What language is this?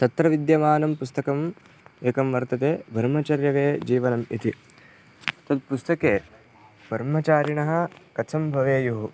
Sanskrit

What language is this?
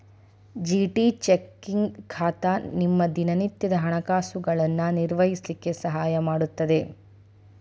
Kannada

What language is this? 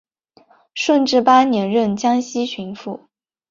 Chinese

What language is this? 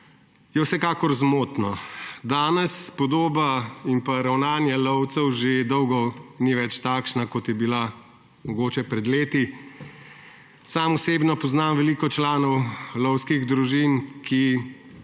Slovenian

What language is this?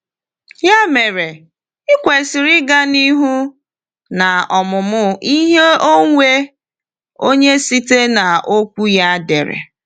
Igbo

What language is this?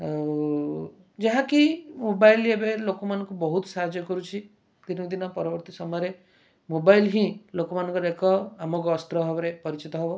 Odia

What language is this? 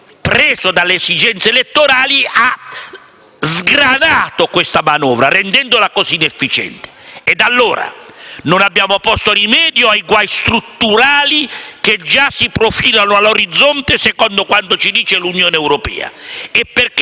Italian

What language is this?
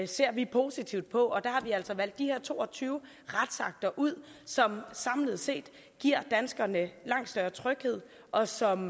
Danish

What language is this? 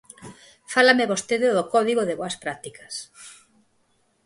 Galician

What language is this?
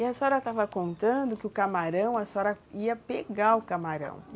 Portuguese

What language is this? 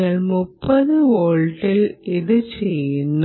Malayalam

